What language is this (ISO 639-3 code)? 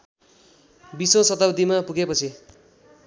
nep